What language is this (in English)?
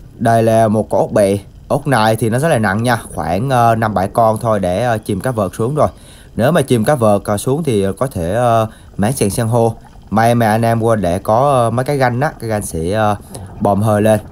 Vietnamese